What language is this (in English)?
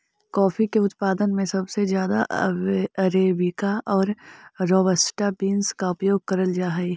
Magahi